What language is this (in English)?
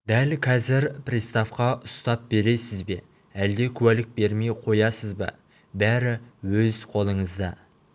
Kazakh